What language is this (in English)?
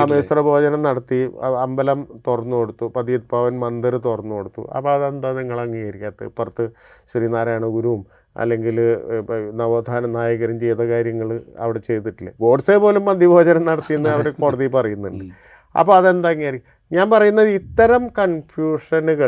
Malayalam